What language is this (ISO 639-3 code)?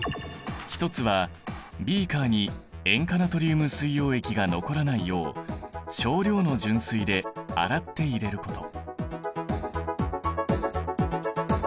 jpn